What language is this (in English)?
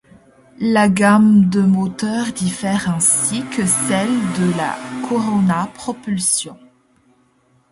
French